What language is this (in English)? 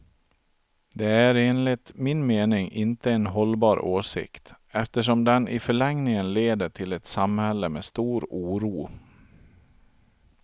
Swedish